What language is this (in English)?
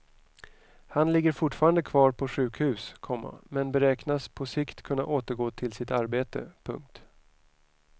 Swedish